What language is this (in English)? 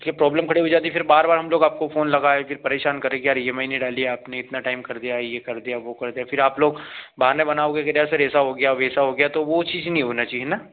Hindi